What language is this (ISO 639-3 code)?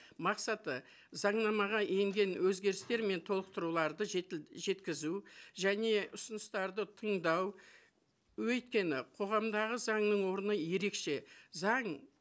kaz